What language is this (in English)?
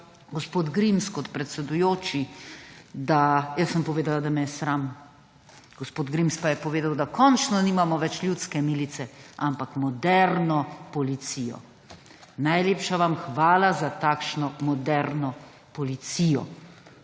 Slovenian